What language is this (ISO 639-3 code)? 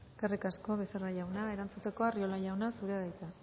eus